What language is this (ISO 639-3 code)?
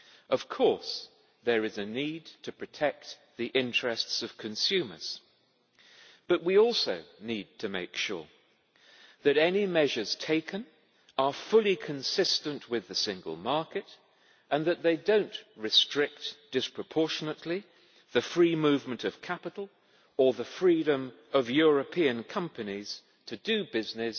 eng